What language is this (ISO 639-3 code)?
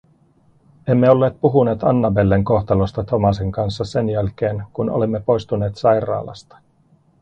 fin